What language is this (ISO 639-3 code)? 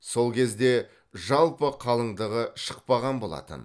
kaz